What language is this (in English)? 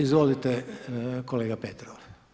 Croatian